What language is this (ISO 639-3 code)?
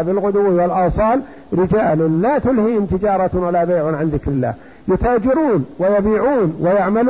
ara